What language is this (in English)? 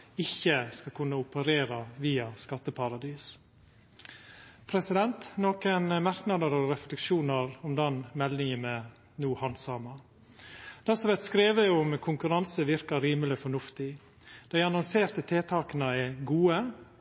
Norwegian Nynorsk